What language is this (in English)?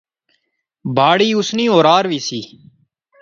Pahari-Potwari